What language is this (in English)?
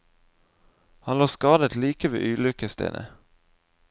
Norwegian